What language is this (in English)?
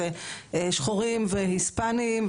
Hebrew